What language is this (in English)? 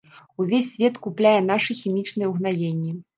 Belarusian